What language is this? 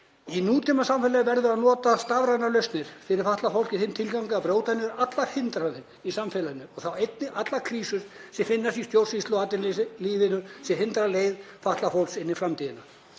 Icelandic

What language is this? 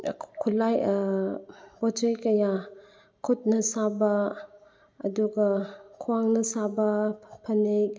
Manipuri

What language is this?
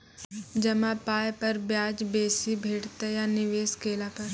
Maithili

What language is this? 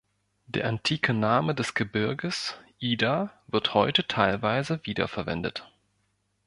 German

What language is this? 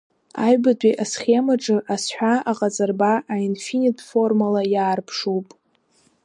Abkhazian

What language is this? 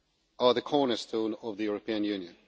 English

